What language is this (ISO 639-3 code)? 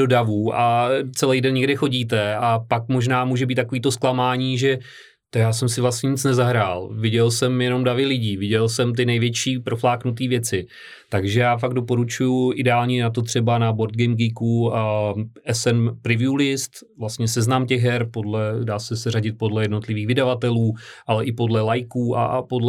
ces